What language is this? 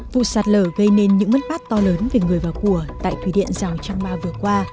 Vietnamese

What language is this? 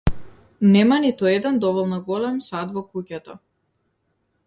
Macedonian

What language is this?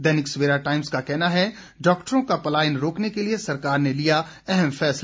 Hindi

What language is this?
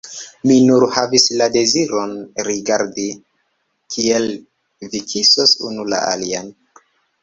Esperanto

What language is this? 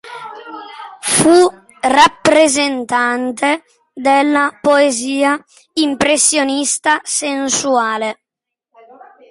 Italian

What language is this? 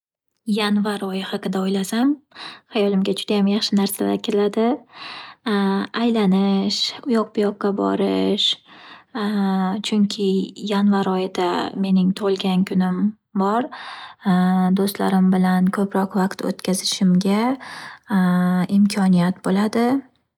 Uzbek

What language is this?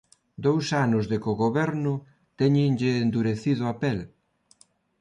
Galician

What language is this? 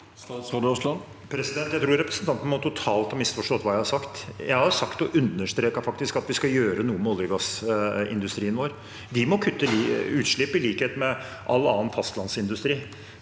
Norwegian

